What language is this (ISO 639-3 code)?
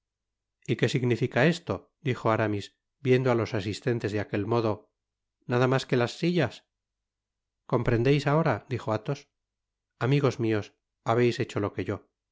spa